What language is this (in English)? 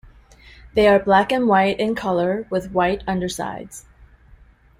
English